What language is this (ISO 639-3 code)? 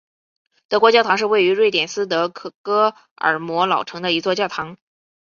zho